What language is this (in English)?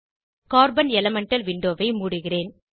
Tamil